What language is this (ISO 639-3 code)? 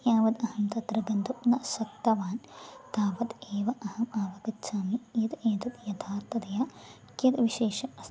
san